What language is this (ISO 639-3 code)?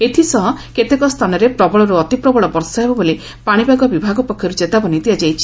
ori